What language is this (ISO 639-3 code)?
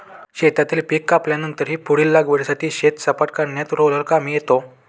mar